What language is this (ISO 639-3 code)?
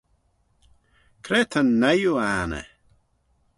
glv